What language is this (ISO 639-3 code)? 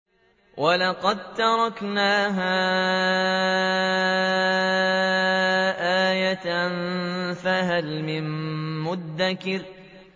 ara